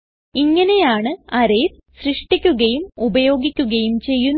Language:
Malayalam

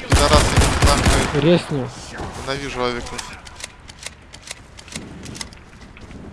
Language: Russian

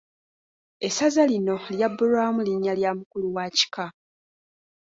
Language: Ganda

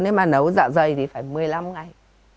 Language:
Vietnamese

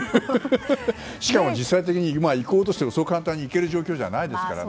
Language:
Japanese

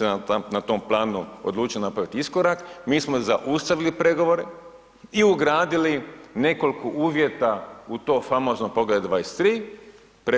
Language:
Croatian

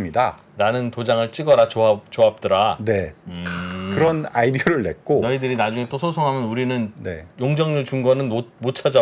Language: Korean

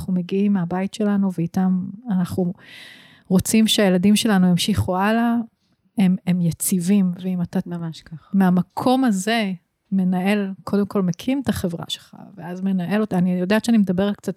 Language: Hebrew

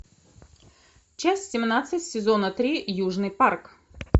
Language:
Russian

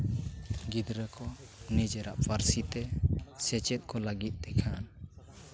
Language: Santali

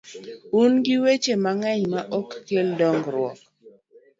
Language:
Luo (Kenya and Tanzania)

